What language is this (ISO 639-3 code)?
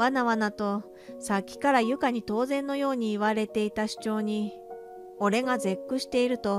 jpn